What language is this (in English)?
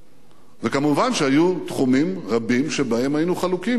Hebrew